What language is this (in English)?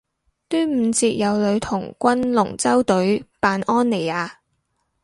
Cantonese